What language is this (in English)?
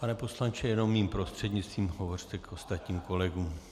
Czech